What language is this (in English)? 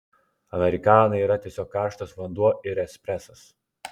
Lithuanian